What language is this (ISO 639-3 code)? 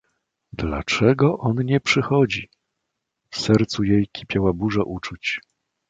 pol